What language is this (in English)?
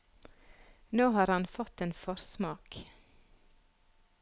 Norwegian